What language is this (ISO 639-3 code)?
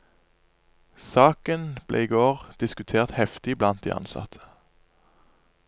nor